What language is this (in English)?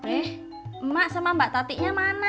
Indonesian